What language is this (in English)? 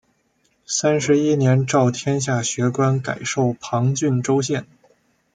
Chinese